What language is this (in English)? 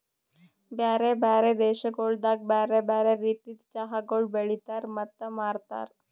Kannada